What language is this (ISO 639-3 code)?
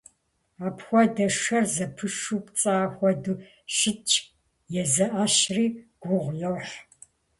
kbd